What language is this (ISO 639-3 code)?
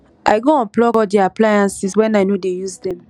pcm